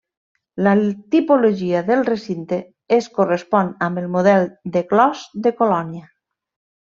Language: Catalan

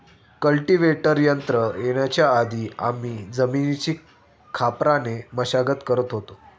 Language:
Marathi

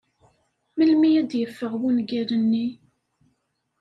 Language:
Kabyle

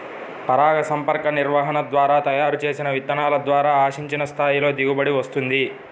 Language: Telugu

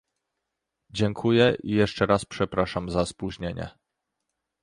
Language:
Polish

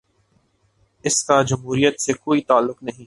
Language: Urdu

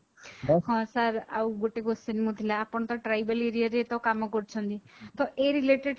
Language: Odia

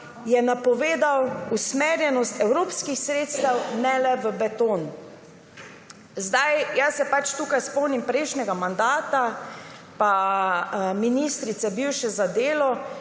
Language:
Slovenian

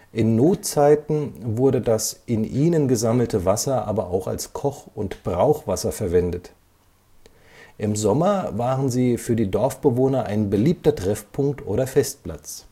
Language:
German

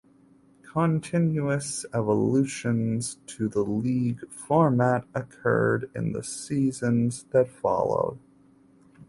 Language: English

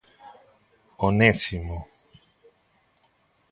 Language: Galician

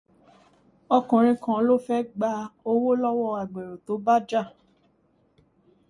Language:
Yoruba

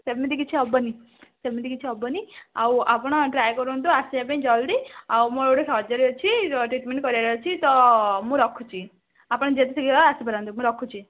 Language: Odia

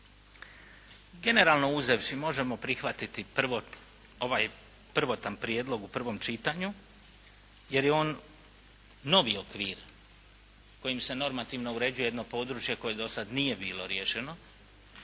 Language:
Croatian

